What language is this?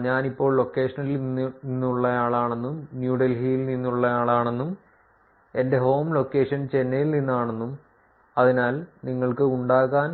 Malayalam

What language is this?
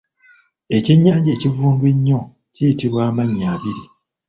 Ganda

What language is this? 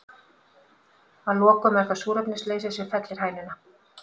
Icelandic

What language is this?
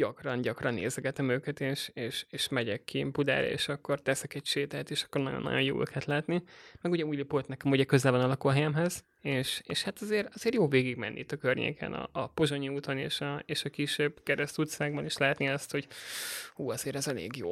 Hungarian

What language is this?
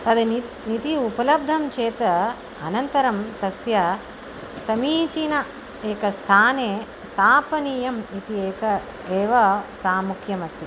Sanskrit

